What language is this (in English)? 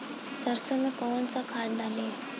Bhojpuri